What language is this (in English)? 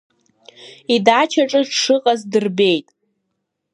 Abkhazian